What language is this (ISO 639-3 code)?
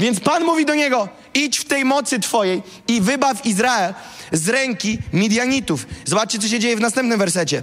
pol